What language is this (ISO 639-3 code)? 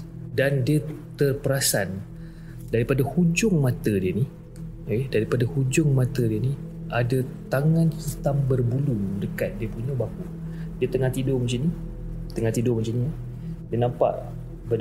msa